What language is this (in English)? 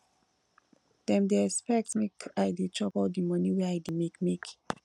Nigerian Pidgin